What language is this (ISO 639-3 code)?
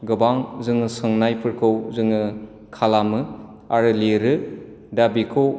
brx